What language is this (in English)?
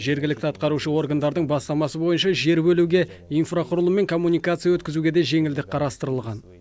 Kazakh